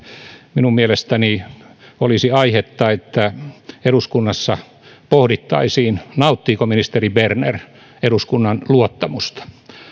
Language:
Finnish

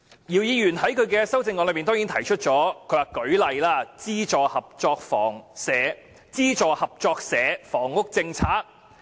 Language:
Cantonese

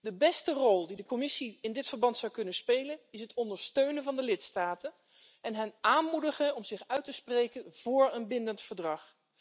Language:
Dutch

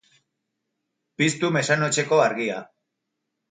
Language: Basque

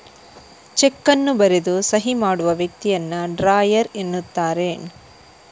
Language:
Kannada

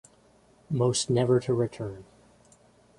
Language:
English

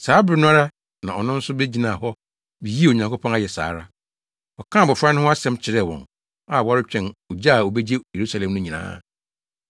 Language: Akan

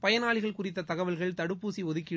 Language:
Tamil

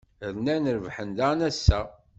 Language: Kabyle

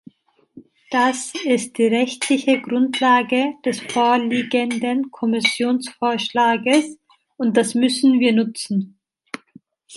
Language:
German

